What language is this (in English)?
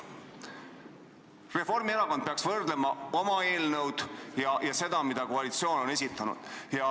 Estonian